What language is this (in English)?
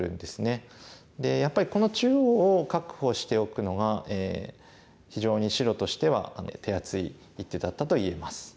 Japanese